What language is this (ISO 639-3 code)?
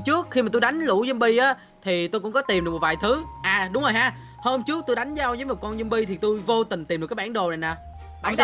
vie